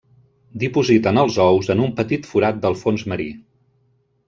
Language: Catalan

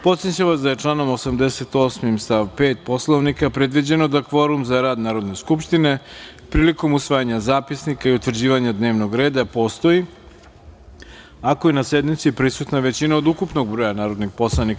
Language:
Serbian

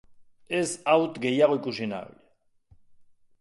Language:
Basque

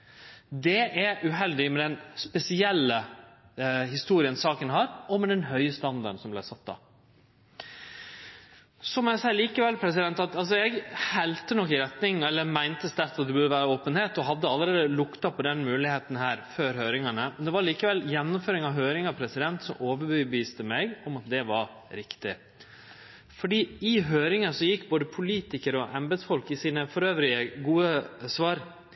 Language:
Norwegian Nynorsk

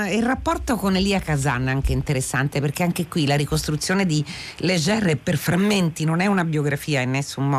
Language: Italian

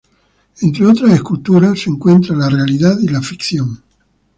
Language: Spanish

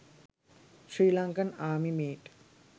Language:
Sinhala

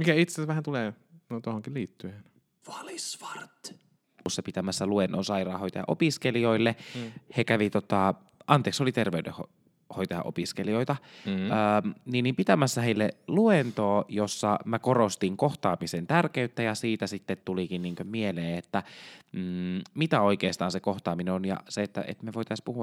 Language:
Finnish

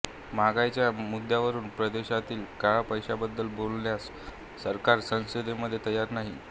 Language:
Marathi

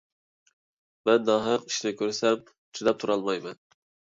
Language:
Uyghur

